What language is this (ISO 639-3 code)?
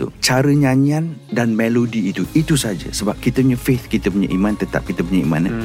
msa